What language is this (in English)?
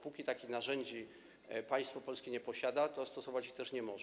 Polish